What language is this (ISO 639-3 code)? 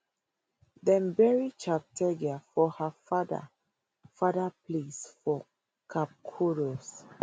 pcm